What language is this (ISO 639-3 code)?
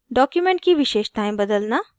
hin